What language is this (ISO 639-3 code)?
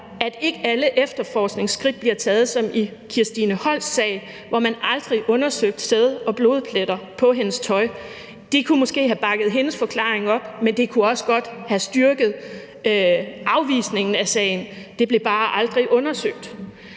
dan